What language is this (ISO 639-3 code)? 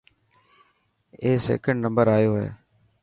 mki